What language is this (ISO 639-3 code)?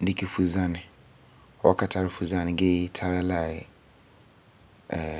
gur